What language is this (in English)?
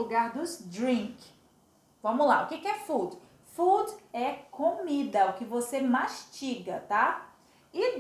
Portuguese